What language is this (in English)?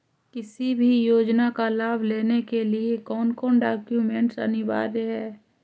Magahi